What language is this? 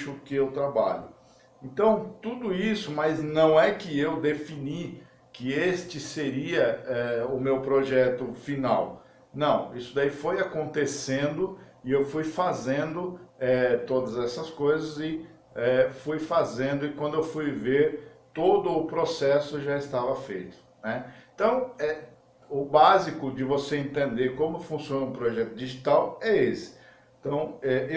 Portuguese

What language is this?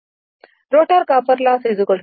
Telugu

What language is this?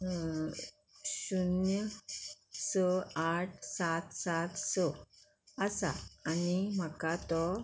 Konkani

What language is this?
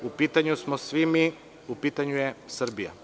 Serbian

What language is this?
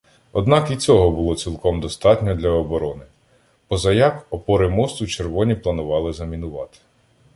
Ukrainian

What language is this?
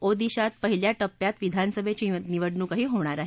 Marathi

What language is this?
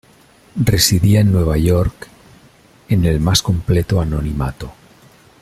Spanish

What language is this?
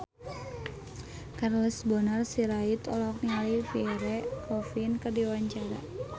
Sundanese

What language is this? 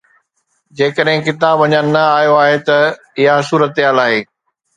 Sindhi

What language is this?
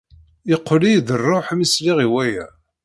Kabyle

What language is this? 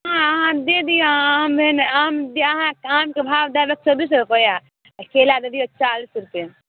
Maithili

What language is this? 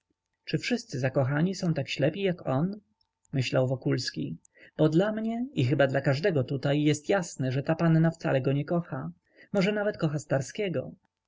Polish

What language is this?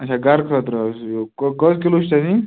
Kashmiri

